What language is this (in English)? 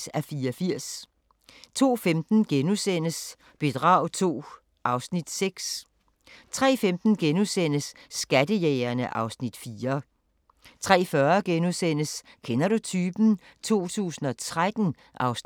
Danish